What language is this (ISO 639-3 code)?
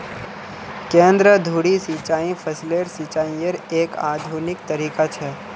mag